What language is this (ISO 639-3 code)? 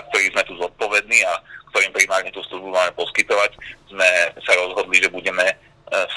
slk